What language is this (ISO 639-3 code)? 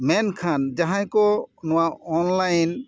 sat